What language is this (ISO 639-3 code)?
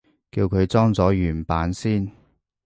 yue